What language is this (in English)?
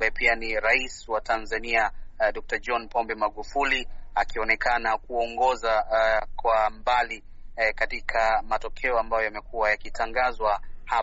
Swahili